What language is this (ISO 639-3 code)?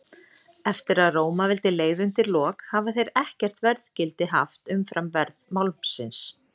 isl